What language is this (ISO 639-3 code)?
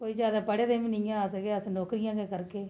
doi